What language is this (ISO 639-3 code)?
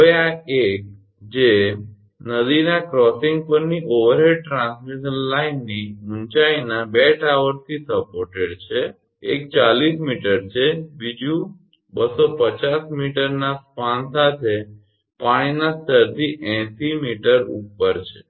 guj